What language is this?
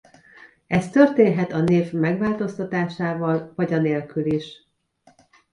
Hungarian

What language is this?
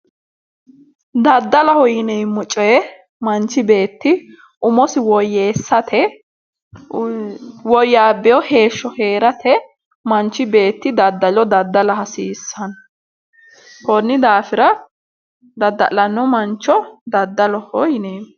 Sidamo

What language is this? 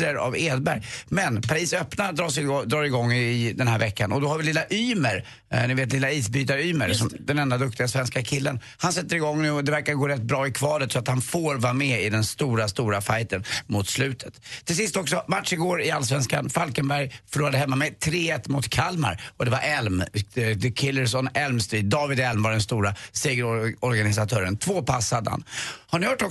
Swedish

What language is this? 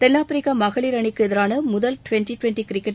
Tamil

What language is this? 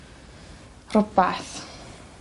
Welsh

